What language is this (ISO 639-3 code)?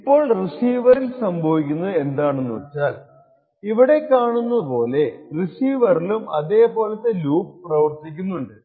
mal